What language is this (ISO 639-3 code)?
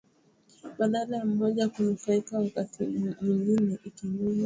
swa